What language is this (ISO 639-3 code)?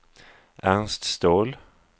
swe